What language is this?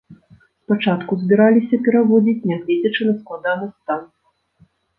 Belarusian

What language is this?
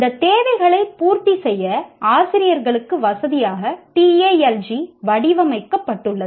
Tamil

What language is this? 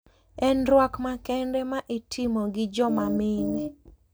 Luo (Kenya and Tanzania)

